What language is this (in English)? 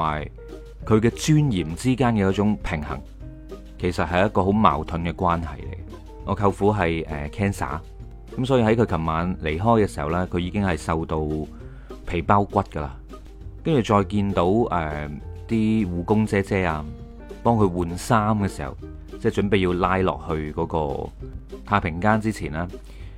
Chinese